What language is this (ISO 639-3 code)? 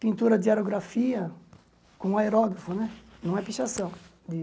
por